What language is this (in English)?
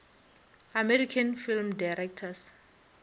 Northern Sotho